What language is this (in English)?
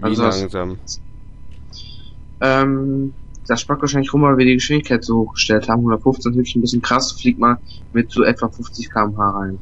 German